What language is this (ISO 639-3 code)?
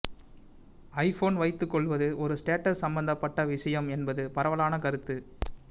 tam